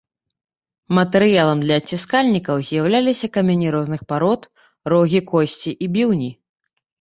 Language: Belarusian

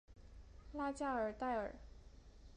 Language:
Chinese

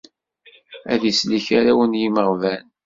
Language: Kabyle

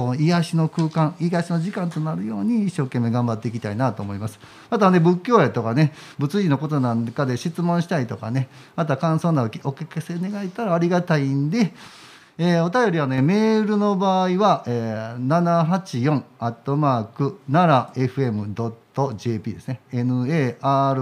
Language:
Japanese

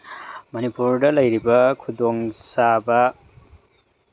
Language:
Manipuri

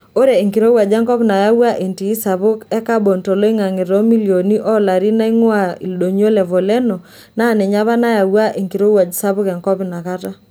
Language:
Masai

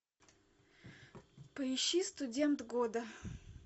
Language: Russian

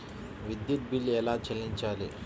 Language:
Telugu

